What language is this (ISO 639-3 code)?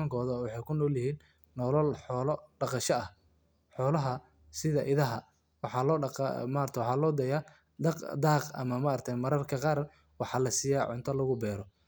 som